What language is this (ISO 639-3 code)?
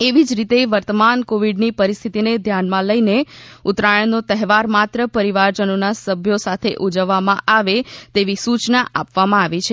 guj